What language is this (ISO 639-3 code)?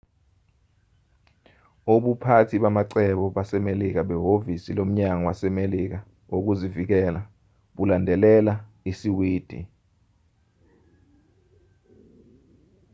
zul